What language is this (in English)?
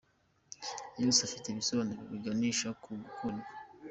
Kinyarwanda